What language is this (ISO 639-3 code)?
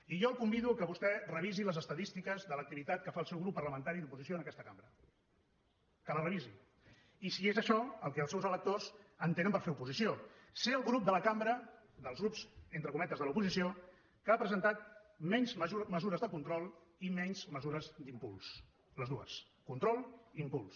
cat